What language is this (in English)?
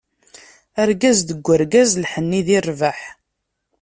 Kabyle